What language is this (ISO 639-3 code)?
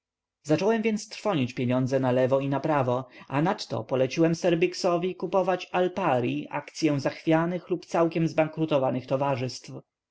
pol